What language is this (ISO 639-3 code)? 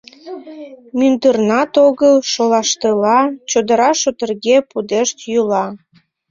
chm